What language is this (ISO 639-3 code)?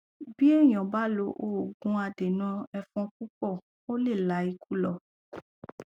yor